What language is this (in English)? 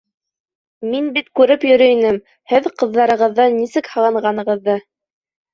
Bashkir